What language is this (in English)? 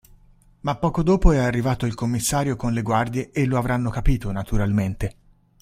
Italian